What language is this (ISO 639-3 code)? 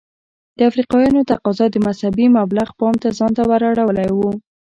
pus